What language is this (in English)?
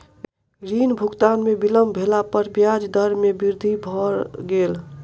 Maithili